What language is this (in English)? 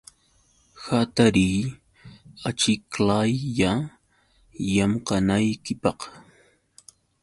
Yauyos Quechua